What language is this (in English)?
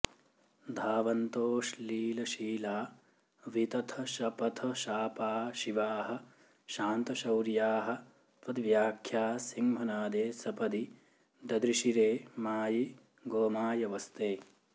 Sanskrit